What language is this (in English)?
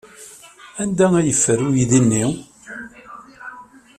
Kabyle